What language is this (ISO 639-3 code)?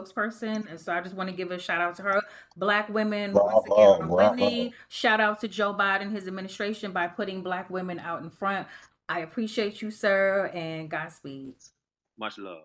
eng